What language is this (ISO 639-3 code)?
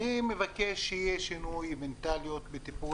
heb